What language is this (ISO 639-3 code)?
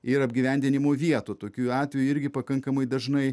lit